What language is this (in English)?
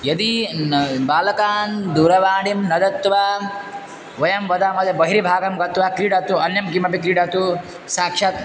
Sanskrit